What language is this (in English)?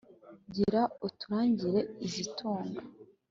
Kinyarwanda